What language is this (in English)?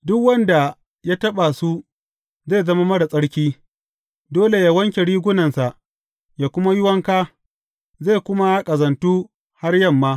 Hausa